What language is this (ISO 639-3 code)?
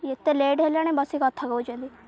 ori